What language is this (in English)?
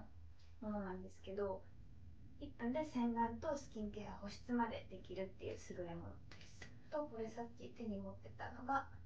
Japanese